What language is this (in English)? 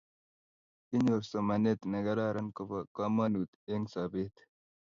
Kalenjin